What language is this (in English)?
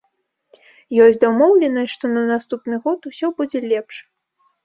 Belarusian